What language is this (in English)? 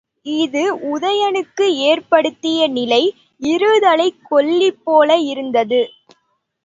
Tamil